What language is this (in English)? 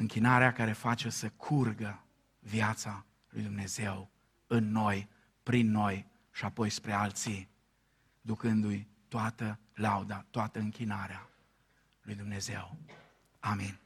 Romanian